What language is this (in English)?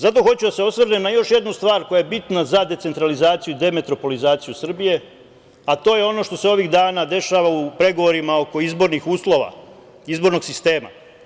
Serbian